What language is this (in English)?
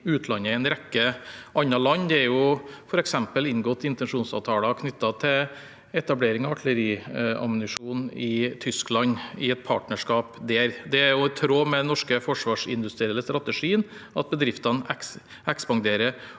Norwegian